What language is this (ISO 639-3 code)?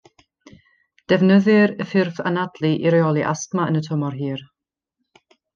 cym